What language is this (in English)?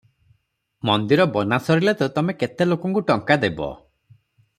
Odia